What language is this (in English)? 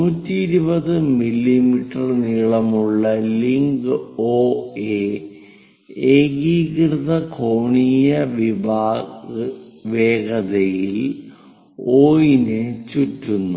Malayalam